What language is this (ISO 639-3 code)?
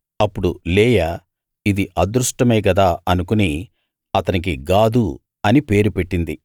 tel